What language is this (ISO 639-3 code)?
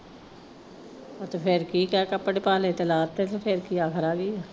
pan